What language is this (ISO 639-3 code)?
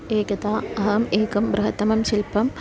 san